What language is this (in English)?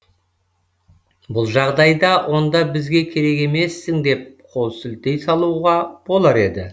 Kazakh